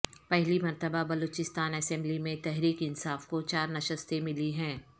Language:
Urdu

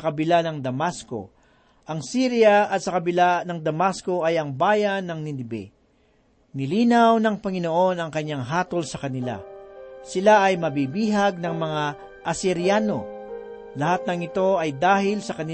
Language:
Filipino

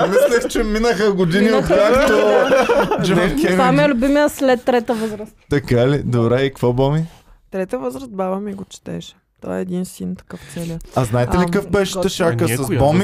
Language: Bulgarian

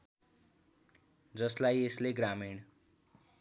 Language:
Nepali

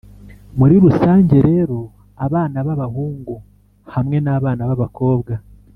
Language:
Kinyarwanda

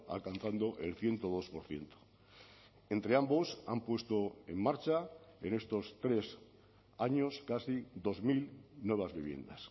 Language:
Spanish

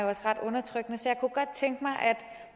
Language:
Danish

